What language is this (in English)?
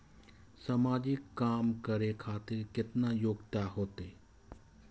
Maithili